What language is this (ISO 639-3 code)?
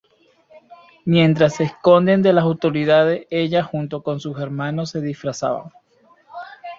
spa